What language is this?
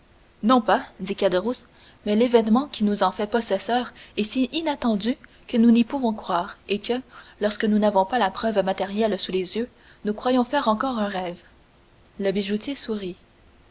French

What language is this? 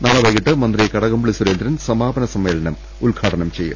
Malayalam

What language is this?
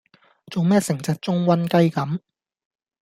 Cantonese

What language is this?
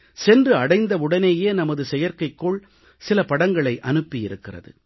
Tamil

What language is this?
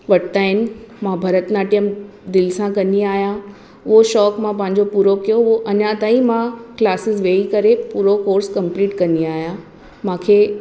Sindhi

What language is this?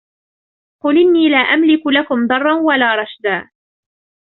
Arabic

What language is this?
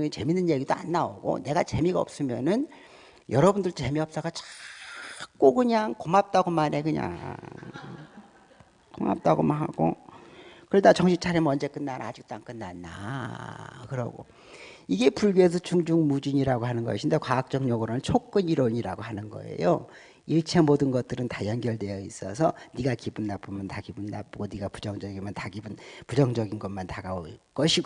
Korean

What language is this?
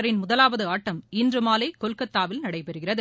Tamil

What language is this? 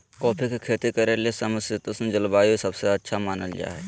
Magahi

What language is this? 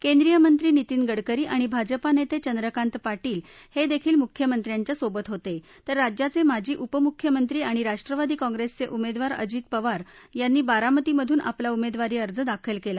Marathi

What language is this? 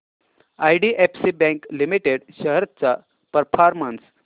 Marathi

